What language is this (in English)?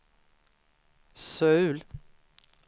Swedish